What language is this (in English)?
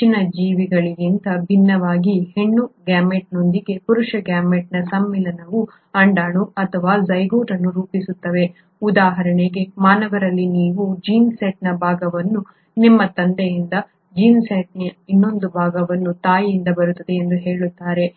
Kannada